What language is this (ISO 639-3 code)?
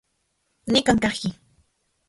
ncx